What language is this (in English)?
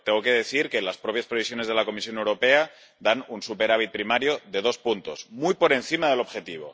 Spanish